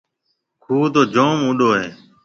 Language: Marwari (Pakistan)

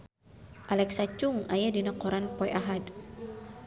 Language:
Sundanese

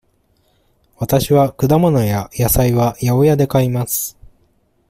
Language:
Japanese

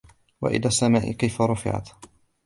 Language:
Arabic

